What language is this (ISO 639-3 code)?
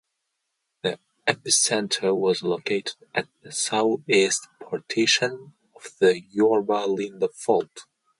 eng